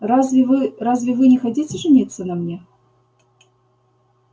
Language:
Russian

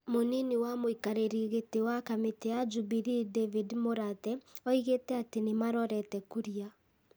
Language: Kikuyu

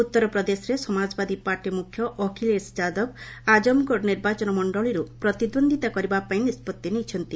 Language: Odia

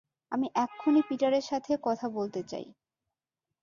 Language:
Bangla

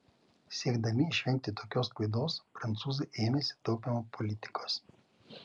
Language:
Lithuanian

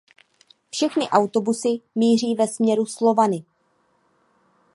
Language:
Czech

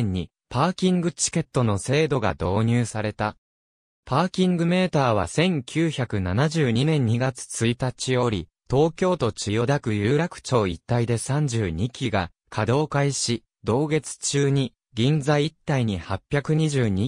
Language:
Japanese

